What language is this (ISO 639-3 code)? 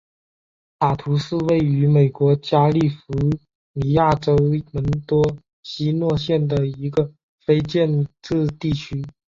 zho